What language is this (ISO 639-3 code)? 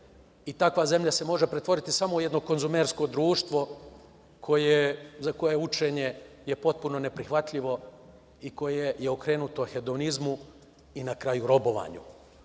srp